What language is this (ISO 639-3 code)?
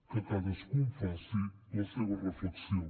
cat